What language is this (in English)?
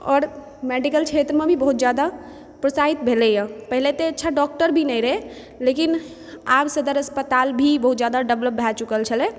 Maithili